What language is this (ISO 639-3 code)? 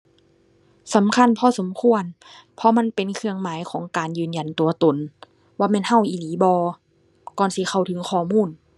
tha